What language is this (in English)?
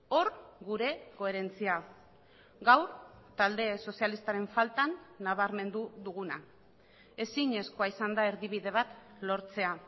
Basque